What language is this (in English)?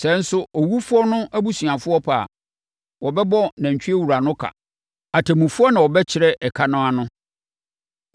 Akan